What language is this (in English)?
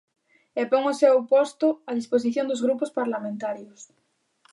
Galician